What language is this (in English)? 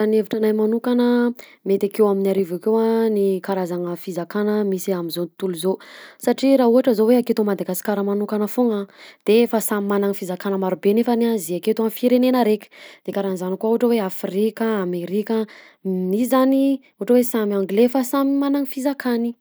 Southern Betsimisaraka Malagasy